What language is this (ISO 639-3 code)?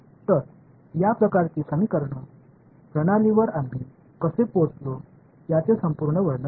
mar